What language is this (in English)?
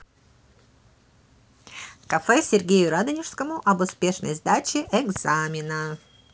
Russian